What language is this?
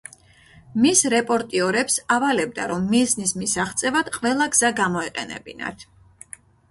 Georgian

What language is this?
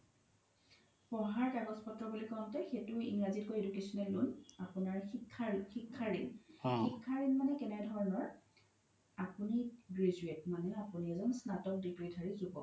Assamese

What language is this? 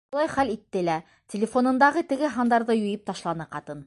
Bashkir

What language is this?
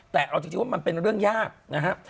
Thai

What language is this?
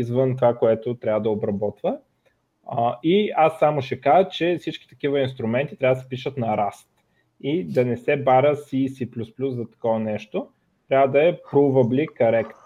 Bulgarian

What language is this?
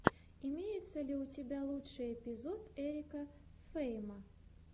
Russian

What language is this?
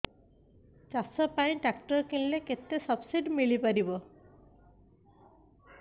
Odia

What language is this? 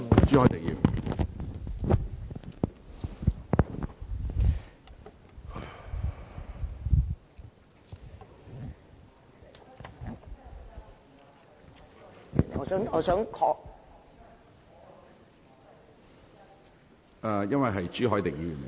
Cantonese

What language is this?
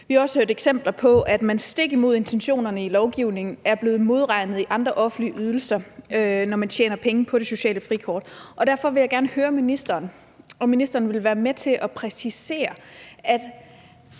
Danish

